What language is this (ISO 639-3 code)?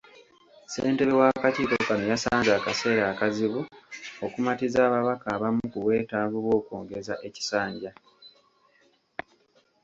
lug